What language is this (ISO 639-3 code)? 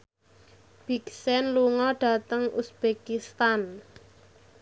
jav